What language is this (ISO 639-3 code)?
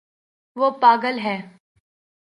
urd